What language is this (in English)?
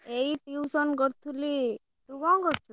Odia